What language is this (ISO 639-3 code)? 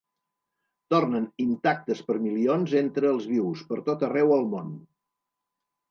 cat